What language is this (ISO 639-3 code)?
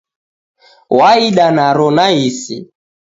dav